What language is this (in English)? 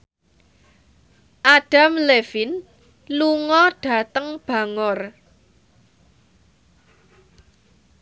Javanese